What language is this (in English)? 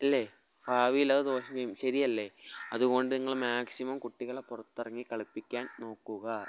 Malayalam